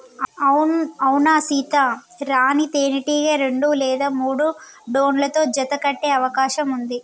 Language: Telugu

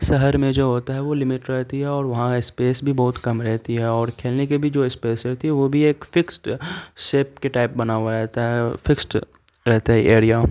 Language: Urdu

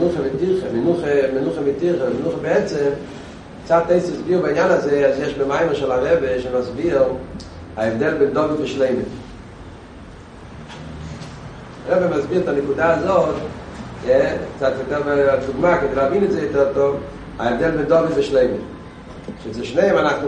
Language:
Hebrew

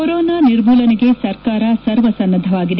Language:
Kannada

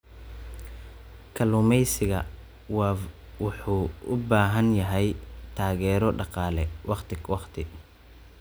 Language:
Somali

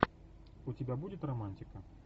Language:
Russian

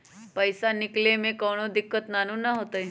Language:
Magahi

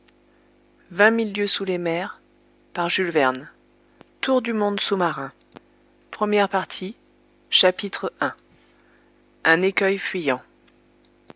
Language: French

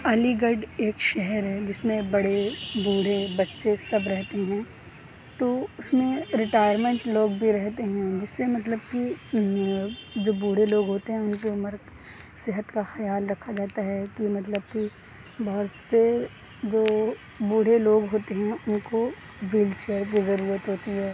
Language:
Urdu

